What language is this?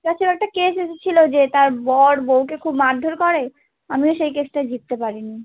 Bangla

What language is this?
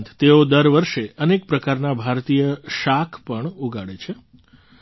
Gujarati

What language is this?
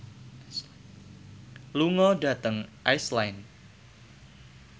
Javanese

